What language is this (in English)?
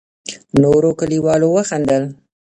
Pashto